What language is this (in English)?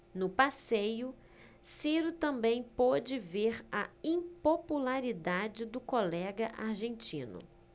Portuguese